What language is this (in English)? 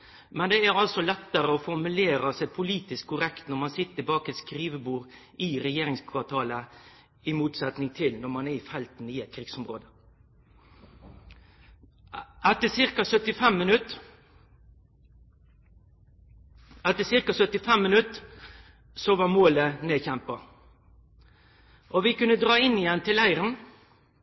Norwegian Nynorsk